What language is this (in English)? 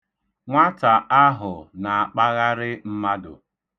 Igbo